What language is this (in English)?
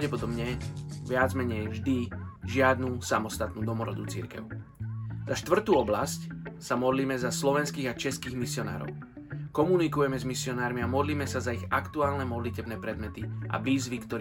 Slovak